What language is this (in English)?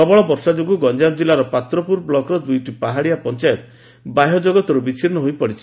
Odia